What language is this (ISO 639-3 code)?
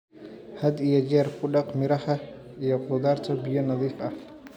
som